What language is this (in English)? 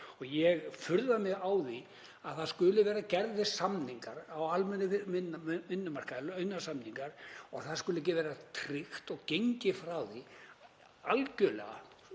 Icelandic